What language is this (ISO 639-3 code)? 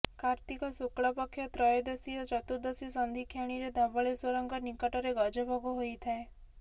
ori